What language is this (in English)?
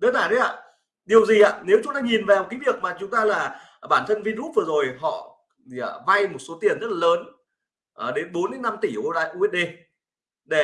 Vietnamese